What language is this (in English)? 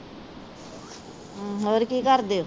Punjabi